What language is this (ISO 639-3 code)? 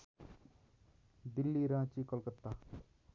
nep